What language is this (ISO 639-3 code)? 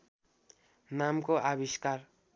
nep